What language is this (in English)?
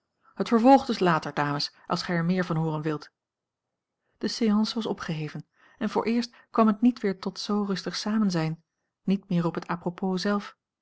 Dutch